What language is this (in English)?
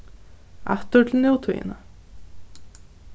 Faroese